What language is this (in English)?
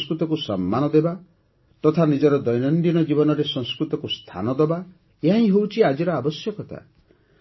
Odia